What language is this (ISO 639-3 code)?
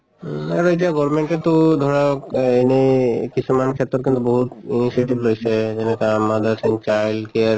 asm